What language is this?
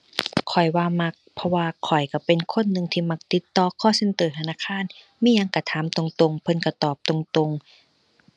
Thai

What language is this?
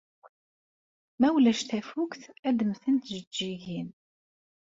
Kabyle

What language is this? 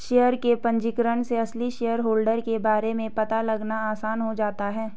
Hindi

